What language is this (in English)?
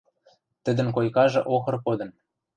Western Mari